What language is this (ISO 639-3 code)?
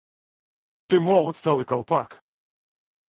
rus